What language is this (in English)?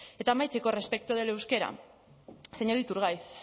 Spanish